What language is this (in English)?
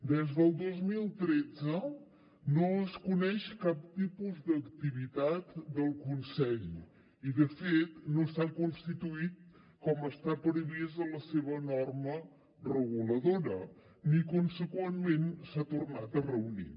Catalan